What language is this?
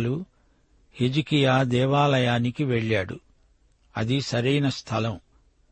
Telugu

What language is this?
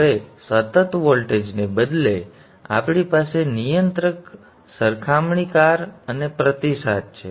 Gujarati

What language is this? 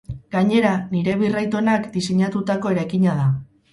Basque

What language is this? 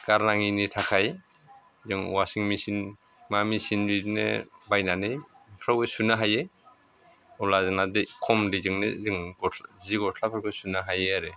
Bodo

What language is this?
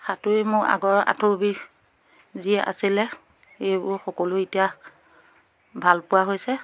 Assamese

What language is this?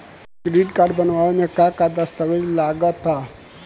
Bhojpuri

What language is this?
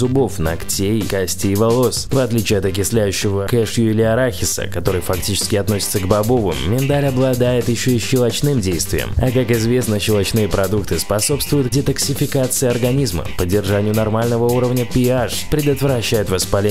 Russian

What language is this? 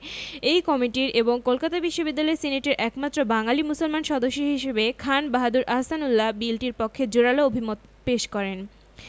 Bangla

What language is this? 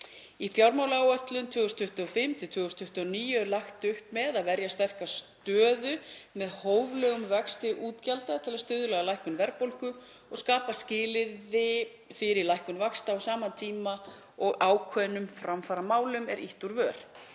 Icelandic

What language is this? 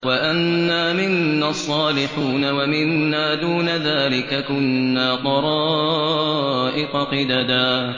Arabic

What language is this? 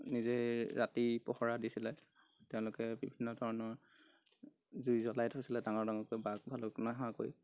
Assamese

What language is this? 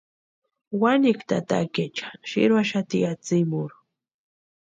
Western Highland Purepecha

